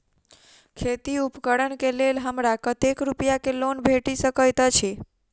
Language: Maithili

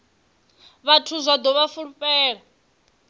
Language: Venda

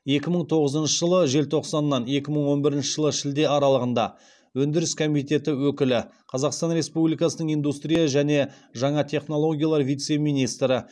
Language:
Kazakh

